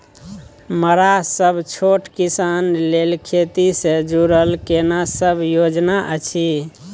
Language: Maithili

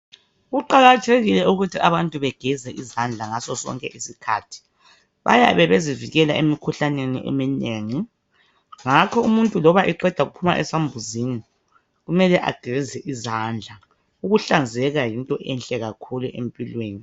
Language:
North Ndebele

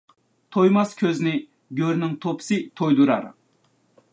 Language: Uyghur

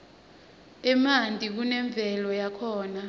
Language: Swati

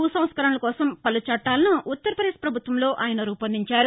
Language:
Telugu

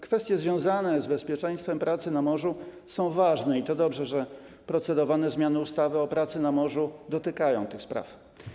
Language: Polish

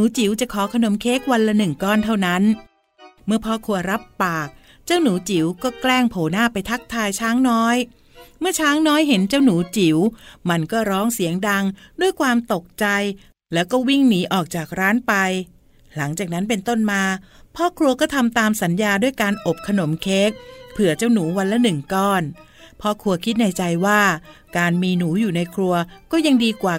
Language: Thai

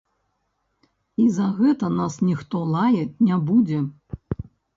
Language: Belarusian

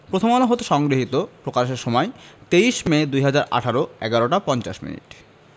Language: Bangla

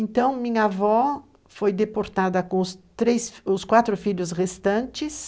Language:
Portuguese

